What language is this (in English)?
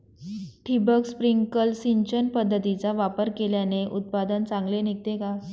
Marathi